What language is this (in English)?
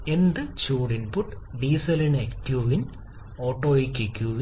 Malayalam